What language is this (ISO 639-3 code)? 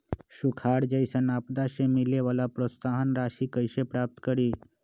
mag